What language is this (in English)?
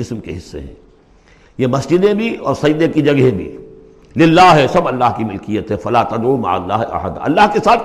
Urdu